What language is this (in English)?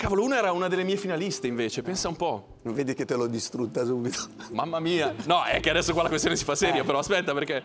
Italian